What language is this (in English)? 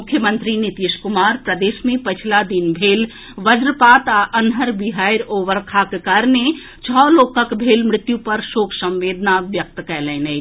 Maithili